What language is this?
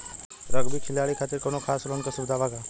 Bhojpuri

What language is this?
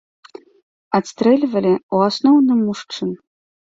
Belarusian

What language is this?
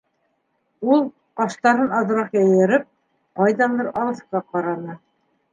Bashkir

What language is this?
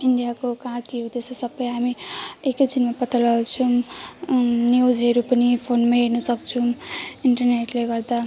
Nepali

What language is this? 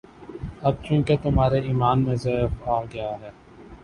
Urdu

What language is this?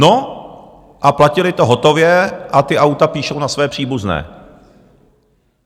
Czech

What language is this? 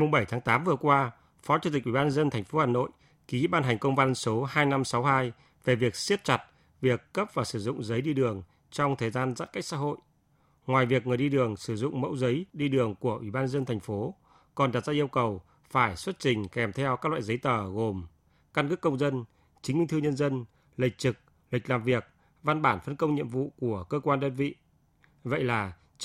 Vietnamese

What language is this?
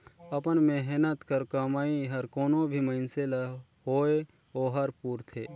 Chhattisgarhi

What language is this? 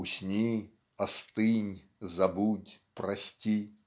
Russian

